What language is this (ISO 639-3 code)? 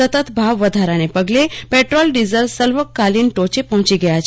guj